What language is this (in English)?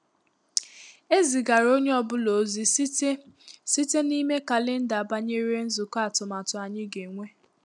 Igbo